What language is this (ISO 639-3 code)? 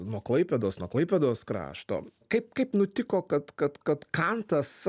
lit